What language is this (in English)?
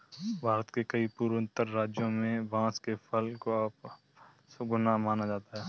Hindi